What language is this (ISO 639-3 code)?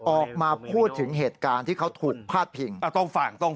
tha